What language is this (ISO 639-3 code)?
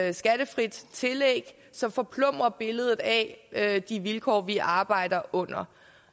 dan